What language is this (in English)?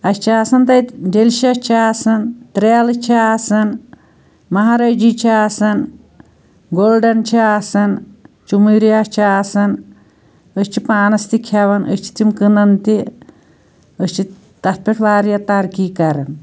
Kashmiri